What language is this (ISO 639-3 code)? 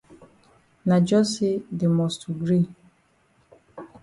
wes